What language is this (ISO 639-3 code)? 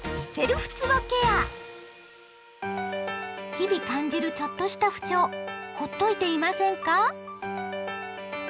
jpn